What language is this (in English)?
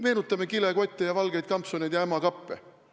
Estonian